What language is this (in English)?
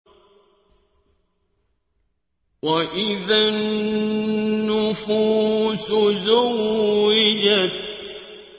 Arabic